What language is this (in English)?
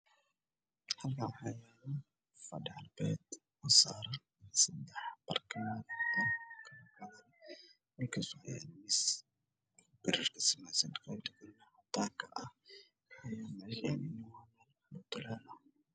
Somali